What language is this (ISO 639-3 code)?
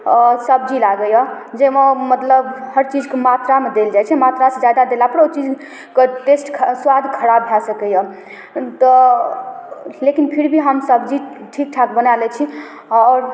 mai